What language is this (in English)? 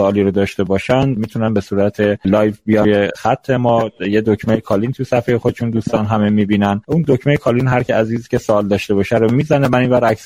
Persian